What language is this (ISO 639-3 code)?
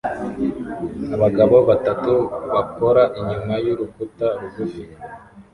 kin